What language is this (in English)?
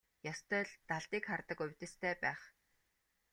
Mongolian